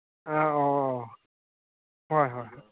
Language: Manipuri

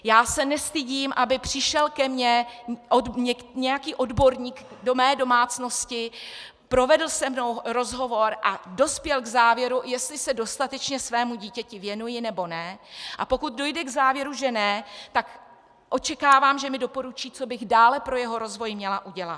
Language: Czech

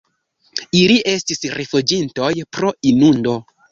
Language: Esperanto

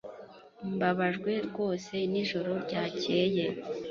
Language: Kinyarwanda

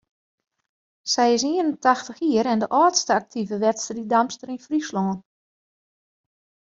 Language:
Western Frisian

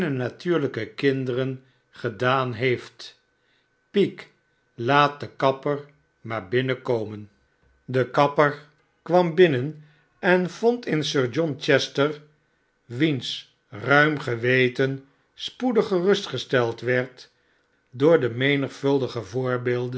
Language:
Dutch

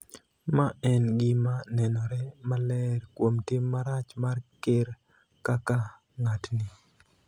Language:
Luo (Kenya and Tanzania)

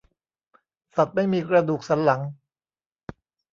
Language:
Thai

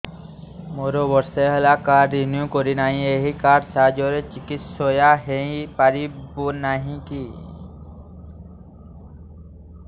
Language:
Odia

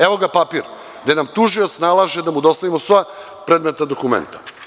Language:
Serbian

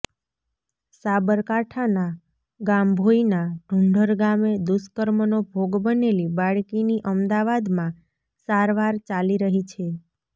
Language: Gujarati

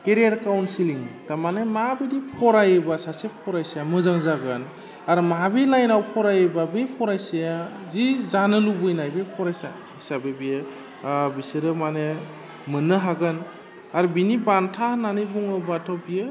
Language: Bodo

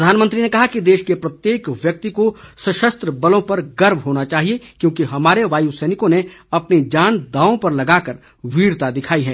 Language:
Hindi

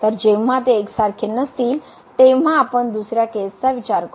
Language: Marathi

